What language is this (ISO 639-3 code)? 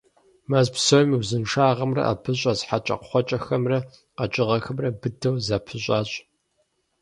kbd